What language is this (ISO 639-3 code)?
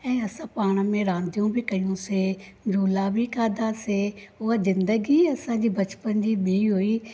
snd